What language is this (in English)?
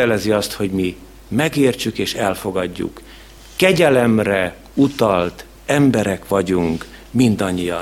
Hungarian